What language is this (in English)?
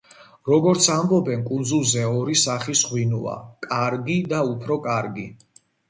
Georgian